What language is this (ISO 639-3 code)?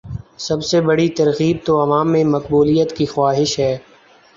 urd